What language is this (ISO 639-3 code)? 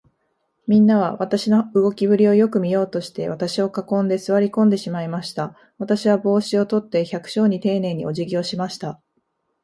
jpn